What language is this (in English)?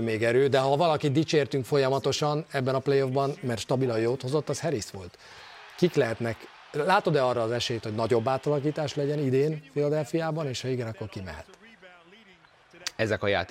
Hungarian